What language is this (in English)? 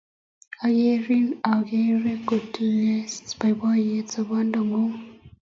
Kalenjin